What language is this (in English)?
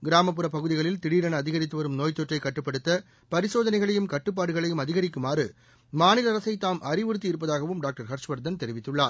Tamil